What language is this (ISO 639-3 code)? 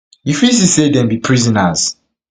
pcm